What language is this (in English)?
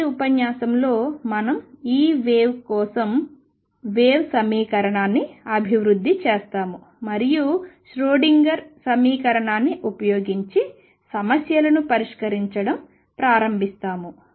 Telugu